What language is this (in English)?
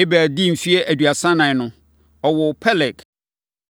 Akan